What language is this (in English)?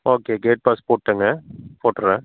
Tamil